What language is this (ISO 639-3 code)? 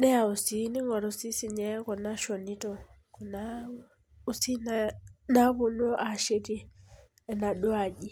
mas